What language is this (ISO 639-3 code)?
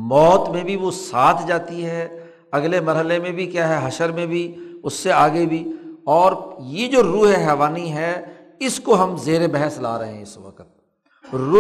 urd